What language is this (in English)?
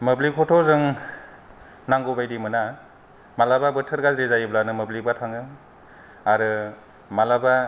Bodo